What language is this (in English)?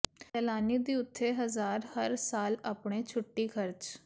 Punjabi